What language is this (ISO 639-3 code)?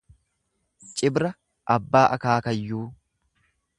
orm